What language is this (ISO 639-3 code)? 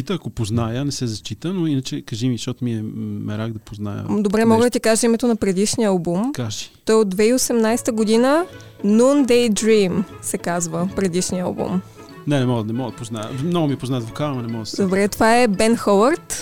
bul